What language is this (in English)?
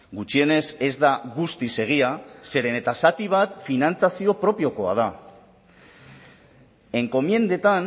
Basque